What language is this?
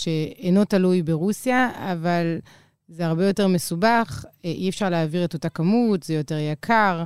Hebrew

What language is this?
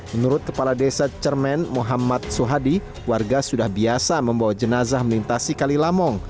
Indonesian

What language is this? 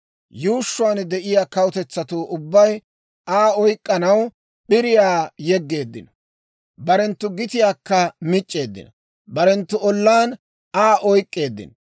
Dawro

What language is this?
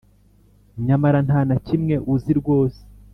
Kinyarwanda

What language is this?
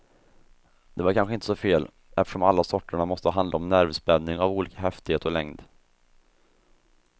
Swedish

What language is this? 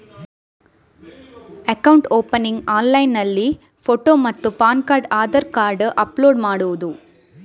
Kannada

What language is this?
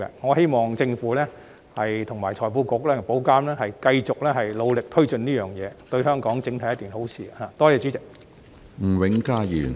Cantonese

